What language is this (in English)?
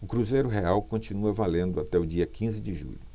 Portuguese